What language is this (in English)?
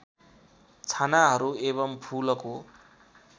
Nepali